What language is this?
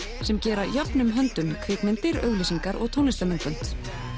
Icelandic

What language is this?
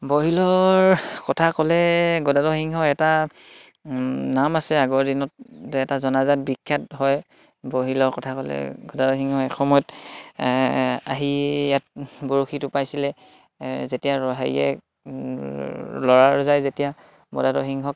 Assamese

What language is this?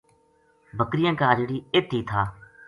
Gujari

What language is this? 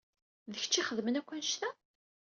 Kabyle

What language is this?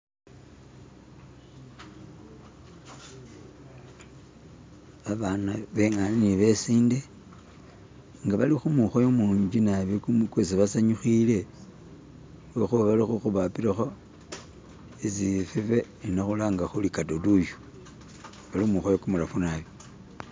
Masaaba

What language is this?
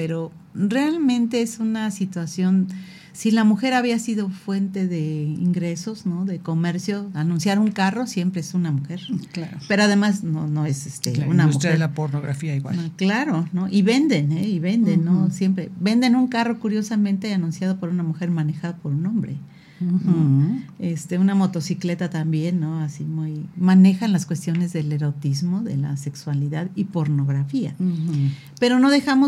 Spanish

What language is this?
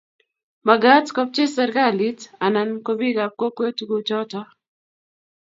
Kalenjin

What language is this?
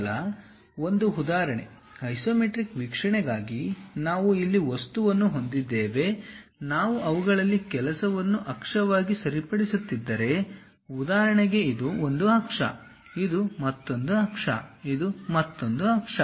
Kannada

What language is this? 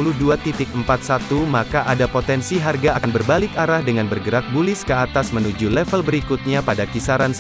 Indonesian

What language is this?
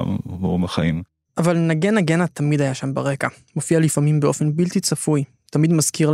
Hebrew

